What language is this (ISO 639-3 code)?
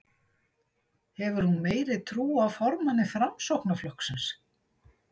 isl